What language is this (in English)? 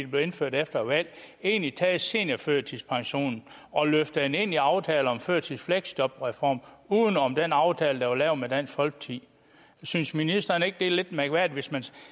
Danish